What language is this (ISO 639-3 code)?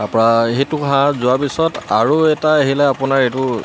asm